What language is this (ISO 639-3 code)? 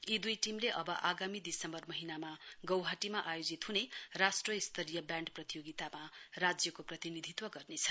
nep